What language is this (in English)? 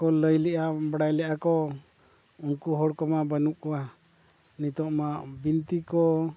Santali